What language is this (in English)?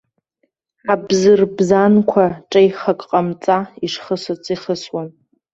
Abkhazian